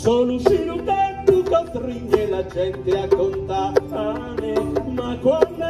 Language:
Romanian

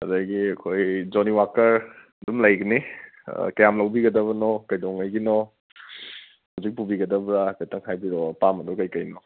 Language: Manipuri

